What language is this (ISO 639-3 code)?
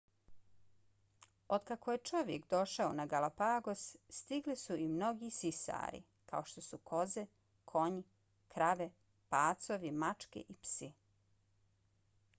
bos